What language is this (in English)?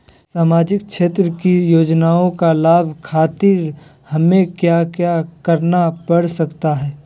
Magahi